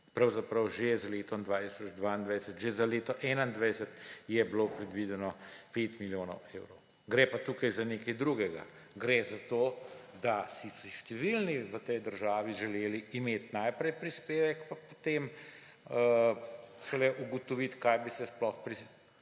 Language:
Slovenian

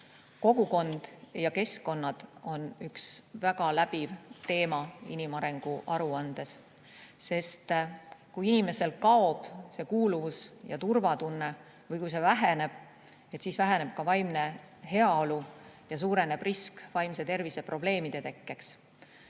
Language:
Estonian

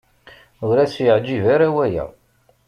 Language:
Kabyle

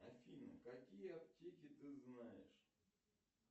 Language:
Russian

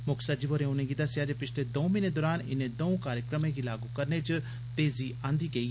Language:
Dogri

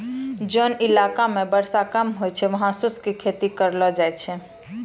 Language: Maithili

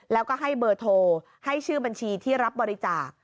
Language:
Thai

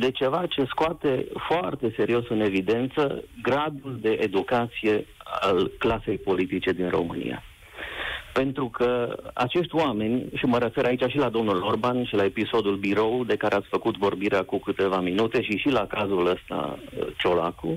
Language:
Romanian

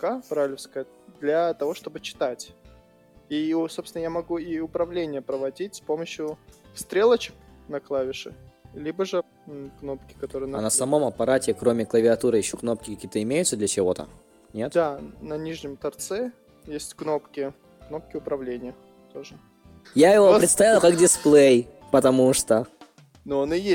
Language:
Russian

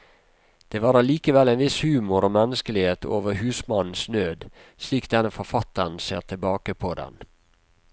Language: Norwegian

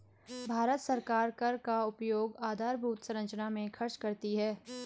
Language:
Hindi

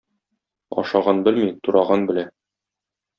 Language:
Tatar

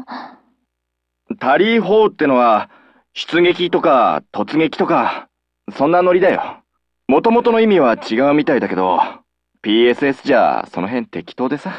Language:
Japanese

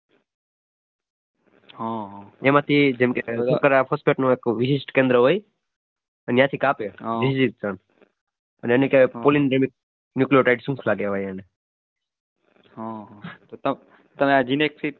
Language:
Gujarati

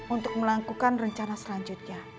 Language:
Indonesian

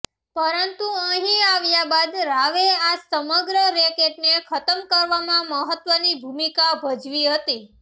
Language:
Gujarati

